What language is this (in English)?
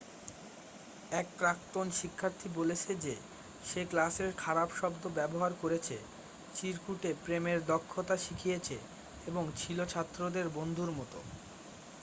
Bangla